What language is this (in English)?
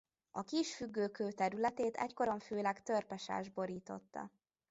Hungarian